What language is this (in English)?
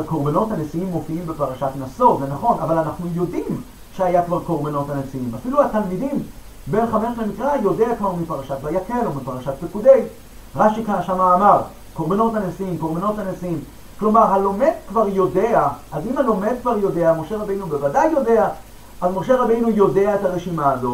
Hebrew